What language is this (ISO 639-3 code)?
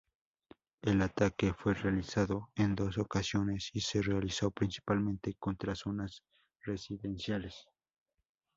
spa